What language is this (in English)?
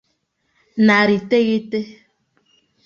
Igbo